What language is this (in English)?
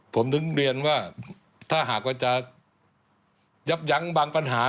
Thai